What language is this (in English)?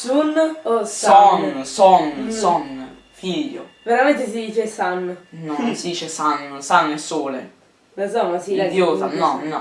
Italian